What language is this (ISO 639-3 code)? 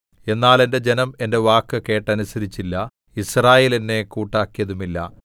mal